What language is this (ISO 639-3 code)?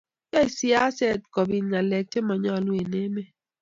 kln